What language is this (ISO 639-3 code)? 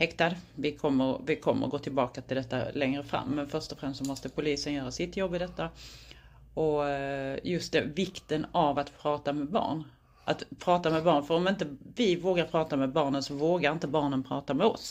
swe